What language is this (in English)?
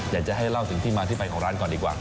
Thai